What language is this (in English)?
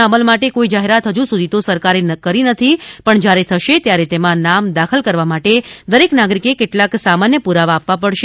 Gujarati